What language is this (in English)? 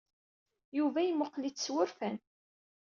Kabyle